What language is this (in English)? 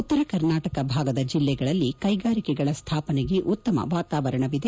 Kannada